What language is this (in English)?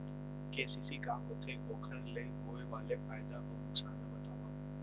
Chhattisgarhi